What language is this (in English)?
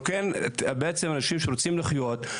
Hebrew